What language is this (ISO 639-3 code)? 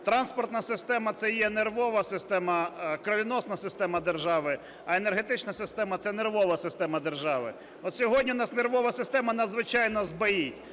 ukr